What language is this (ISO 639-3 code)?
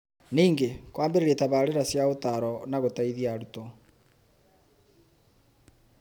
kik